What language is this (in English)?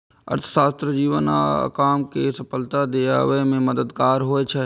Maithili